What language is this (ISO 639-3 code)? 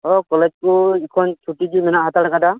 sat